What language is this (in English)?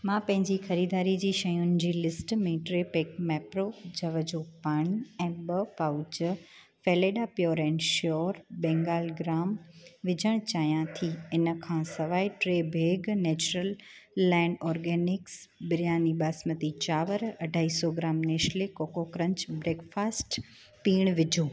Sindhi